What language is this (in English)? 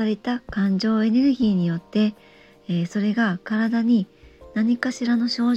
Japanese